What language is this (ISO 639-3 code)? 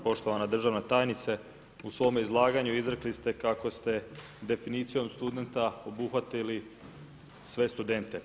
hrv